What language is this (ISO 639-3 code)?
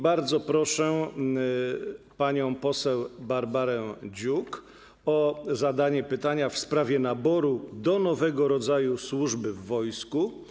pol